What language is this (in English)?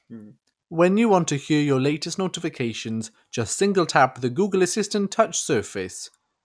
English